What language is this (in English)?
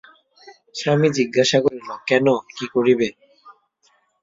Bangla